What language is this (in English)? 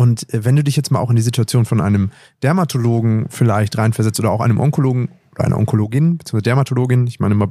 German